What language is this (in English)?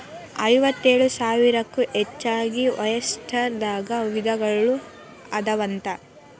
Kannada